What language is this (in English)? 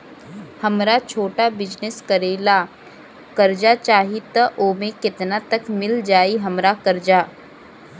Bhojpuri